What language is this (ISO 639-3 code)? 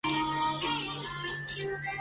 zho